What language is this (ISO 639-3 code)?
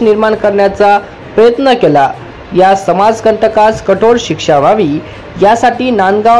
mar